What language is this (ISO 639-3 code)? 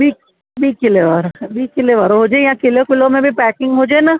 snd